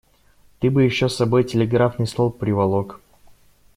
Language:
Russian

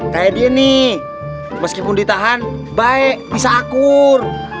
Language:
Indonesian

